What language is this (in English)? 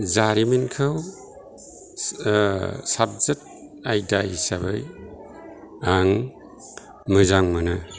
Bodo